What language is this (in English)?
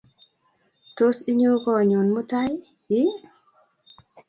Kalenjin